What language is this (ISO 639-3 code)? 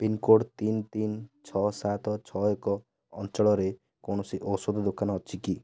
ori